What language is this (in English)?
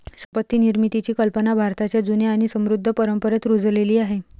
Marathi